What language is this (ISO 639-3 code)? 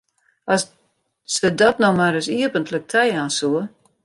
fry